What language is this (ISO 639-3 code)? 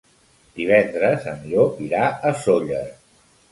cat